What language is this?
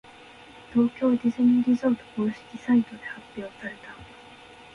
Japanese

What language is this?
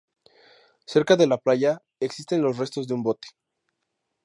Spanish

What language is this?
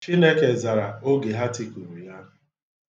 Igbo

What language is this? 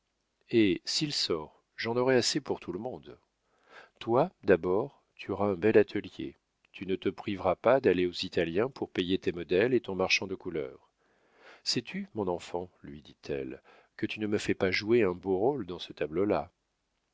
French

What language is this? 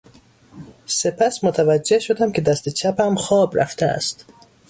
Persian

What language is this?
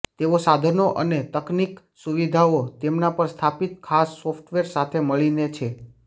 Gujarati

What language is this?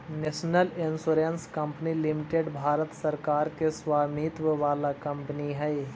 Magahi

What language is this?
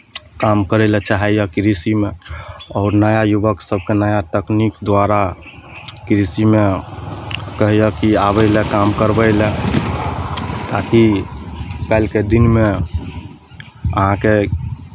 Maithili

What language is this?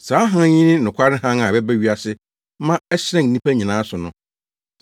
Akan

